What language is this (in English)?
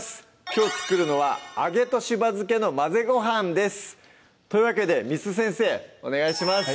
Japanese